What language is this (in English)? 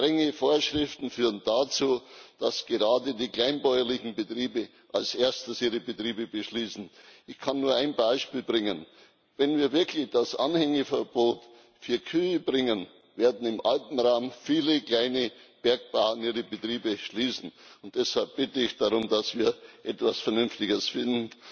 German